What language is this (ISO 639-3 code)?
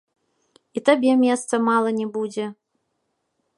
bel